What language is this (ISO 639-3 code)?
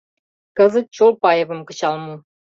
chm